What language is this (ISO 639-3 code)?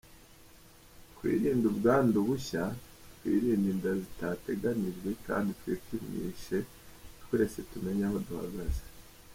kin